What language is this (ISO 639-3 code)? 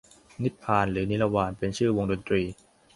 tha